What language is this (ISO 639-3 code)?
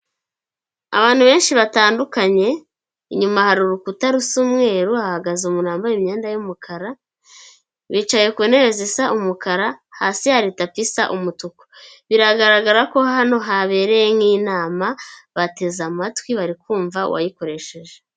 kin